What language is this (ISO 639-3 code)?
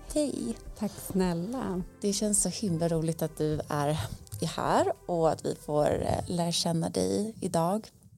swe